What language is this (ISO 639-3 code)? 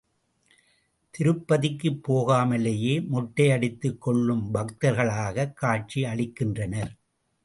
tam